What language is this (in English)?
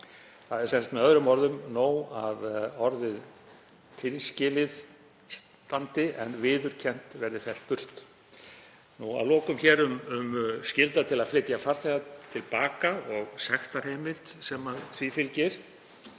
Icelandic